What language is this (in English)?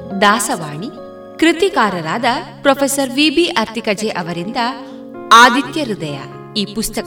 Kannada